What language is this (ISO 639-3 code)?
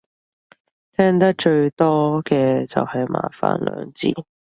yue